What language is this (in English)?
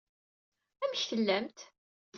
Kabyle